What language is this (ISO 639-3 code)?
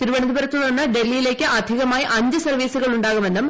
mal